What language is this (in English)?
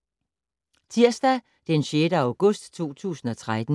Danish